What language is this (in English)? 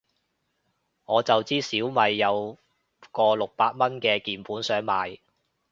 Cantonese